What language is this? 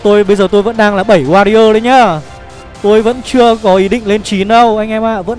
Vietnamese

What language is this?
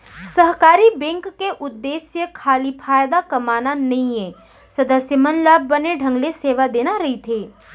Chhattisgarhi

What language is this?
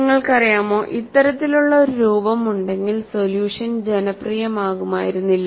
Malayalam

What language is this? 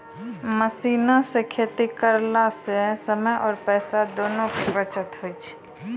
Maithili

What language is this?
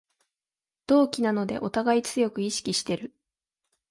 Japanese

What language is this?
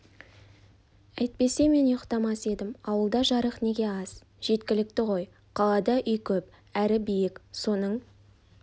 Kazakh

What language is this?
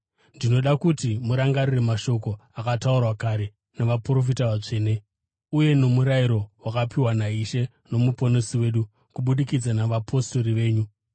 Shona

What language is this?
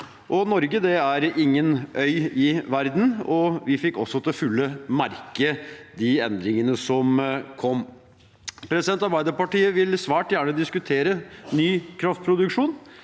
Norwegian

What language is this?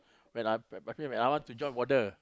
English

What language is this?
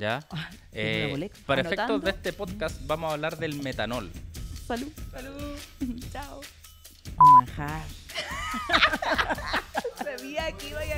Spanish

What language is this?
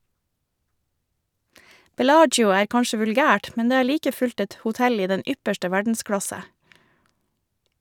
Norwegian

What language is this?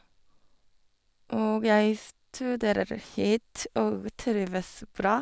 Norwegian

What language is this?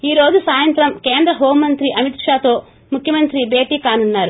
Telugu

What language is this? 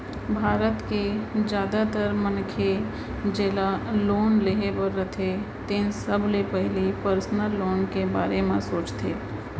Chhattisgarhi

